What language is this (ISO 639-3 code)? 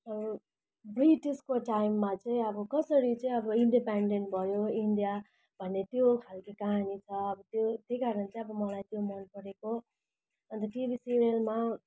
nep